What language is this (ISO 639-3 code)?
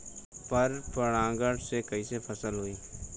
bho